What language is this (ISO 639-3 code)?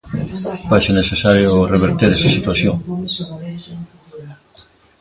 glg